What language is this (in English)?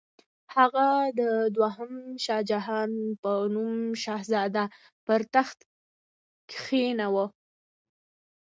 Pashto